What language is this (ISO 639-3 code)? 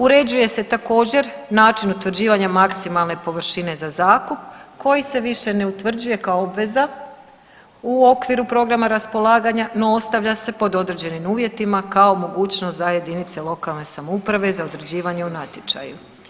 hrv